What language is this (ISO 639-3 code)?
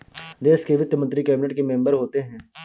hin